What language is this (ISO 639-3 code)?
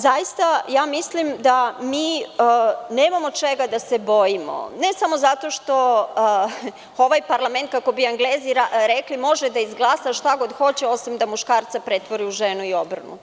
srp